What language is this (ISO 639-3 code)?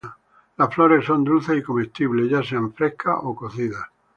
spa